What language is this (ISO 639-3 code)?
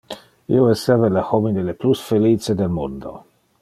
ina